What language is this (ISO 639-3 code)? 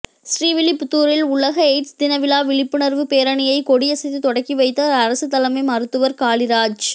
tam